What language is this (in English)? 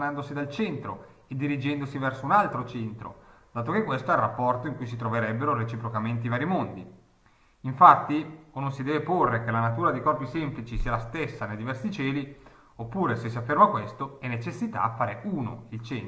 Italian